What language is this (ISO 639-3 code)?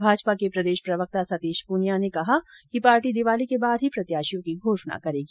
hin